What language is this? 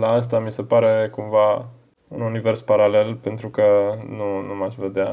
Romanian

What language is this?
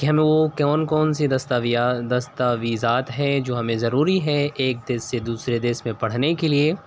Urdu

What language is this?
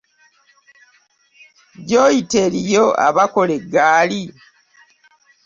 Ganda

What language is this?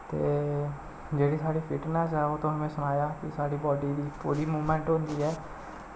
Dogri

